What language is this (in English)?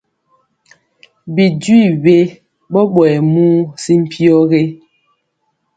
Mpiemo